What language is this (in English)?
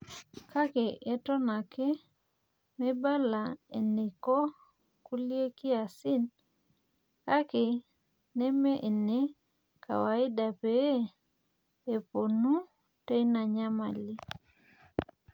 Masai